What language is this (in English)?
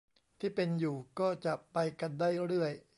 Thai